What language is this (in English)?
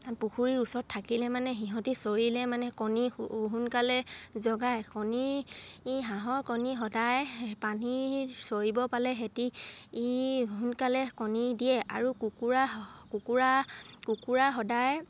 Assamese